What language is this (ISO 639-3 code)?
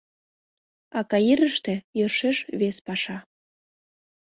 chm